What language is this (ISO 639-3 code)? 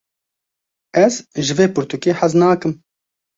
kur